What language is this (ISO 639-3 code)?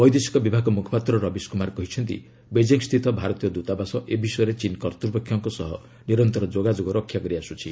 ori